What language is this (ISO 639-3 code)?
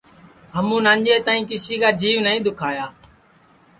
ssi